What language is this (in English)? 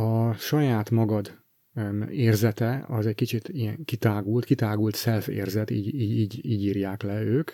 Hungarian